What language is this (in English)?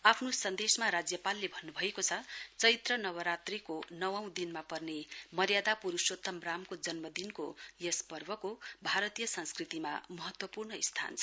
Nepali